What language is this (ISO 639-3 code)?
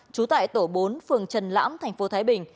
vie